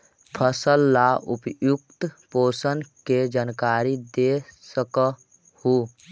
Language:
Magahi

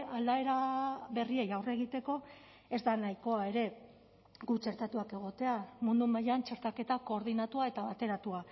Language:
Basque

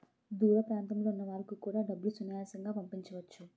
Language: Telugu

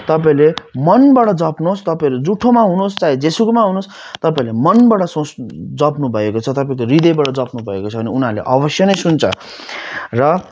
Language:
Nepali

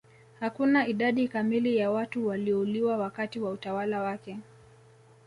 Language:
Swahili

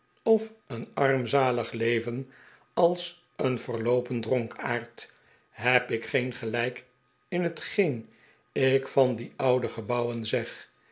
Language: Dutch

